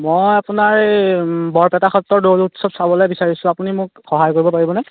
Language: Assamese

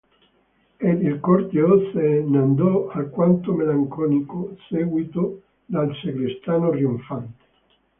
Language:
Italian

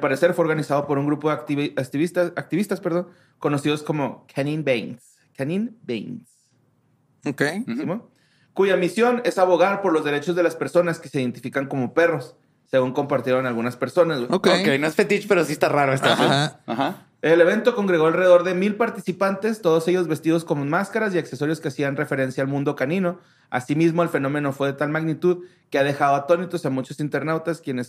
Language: Spanish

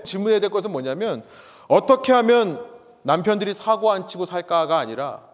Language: Korean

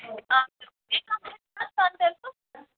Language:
Kashmiri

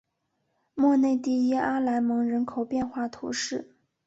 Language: Chinese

